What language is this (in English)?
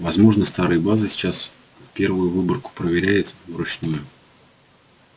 Russian